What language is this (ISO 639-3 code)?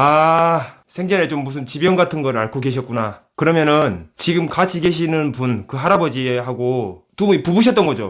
kor